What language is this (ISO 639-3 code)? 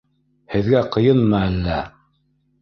bak